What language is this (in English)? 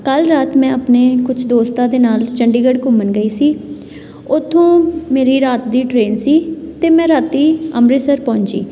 Punjabi